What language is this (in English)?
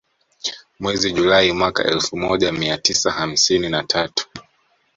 Swahili